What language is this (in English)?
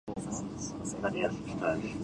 Japanese